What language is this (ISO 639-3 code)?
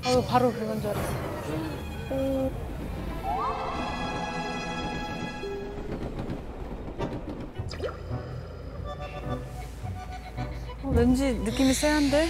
kor